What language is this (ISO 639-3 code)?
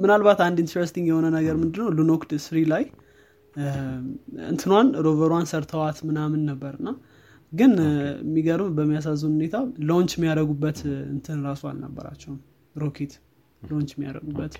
amh